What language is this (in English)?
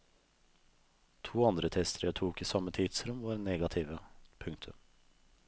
Norwegian